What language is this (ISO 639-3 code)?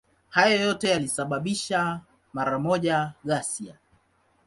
swa